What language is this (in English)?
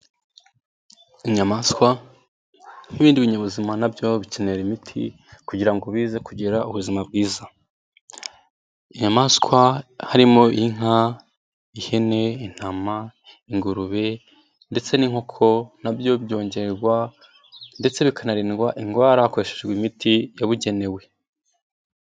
Kinyarwanda